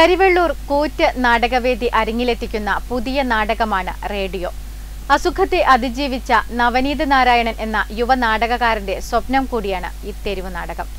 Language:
Malayalam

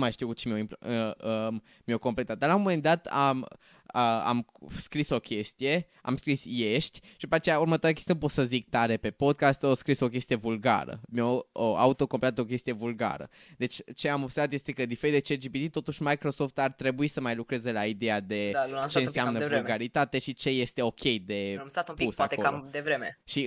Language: Romanian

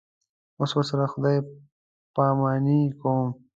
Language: Pashto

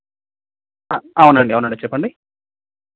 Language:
Telugu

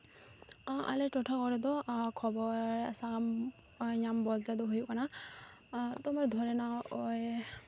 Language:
Santali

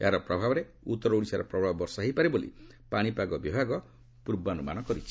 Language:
Odia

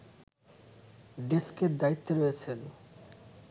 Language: Bangla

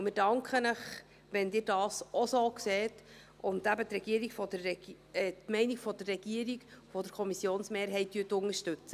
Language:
Swiss German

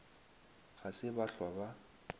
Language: Northern Sotho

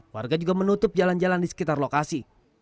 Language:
Indonesian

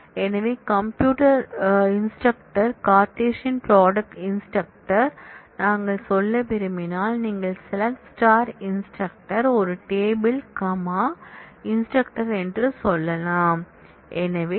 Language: Tamil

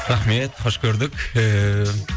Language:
Kazakh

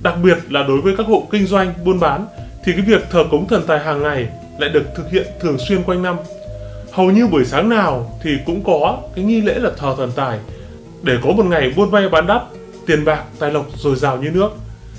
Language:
Vietnamese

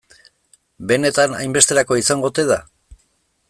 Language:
Basque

